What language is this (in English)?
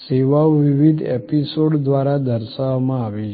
Gujarati